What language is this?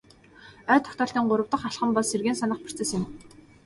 Mongolian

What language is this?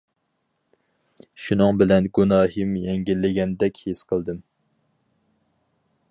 Uyghur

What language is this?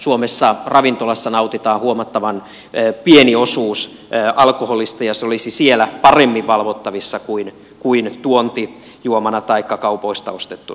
Finnish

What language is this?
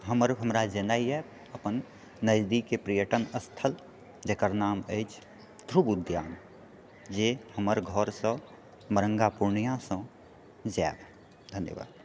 Maithili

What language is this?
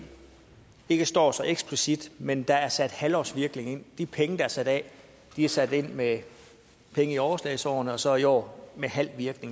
Danish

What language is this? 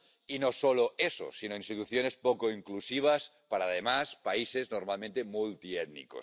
Spanish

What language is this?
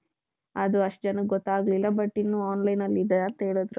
Kannada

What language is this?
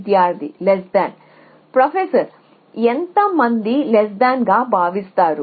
Telugu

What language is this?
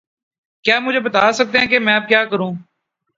Urdu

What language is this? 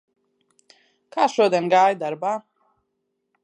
Latvian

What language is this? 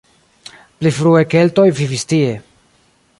Esperanto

